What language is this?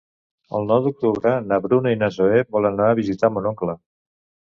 Catalan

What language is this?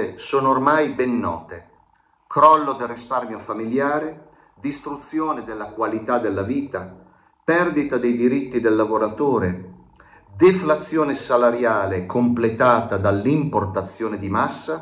Italian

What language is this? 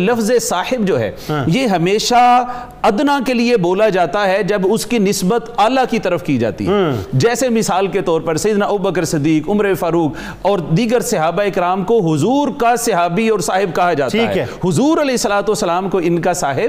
Urdu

